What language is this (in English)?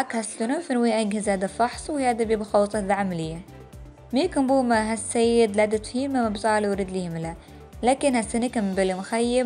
Arabic